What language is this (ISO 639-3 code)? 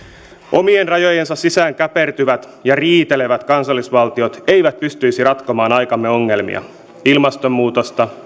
fin